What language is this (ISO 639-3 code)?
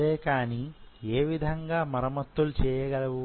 tel